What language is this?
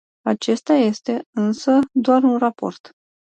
Romanian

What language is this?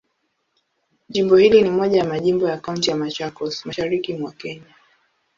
Swahili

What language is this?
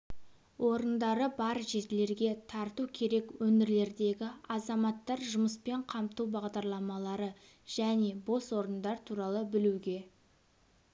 Kazakh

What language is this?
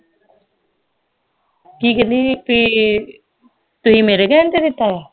Punjabi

